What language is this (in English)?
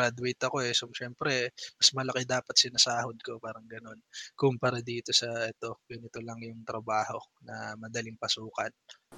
Filipino